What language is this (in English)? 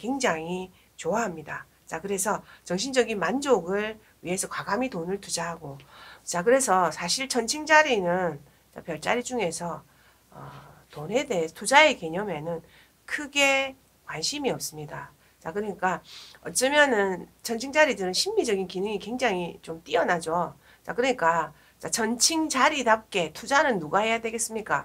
Korean